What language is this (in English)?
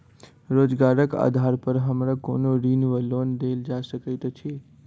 Maithili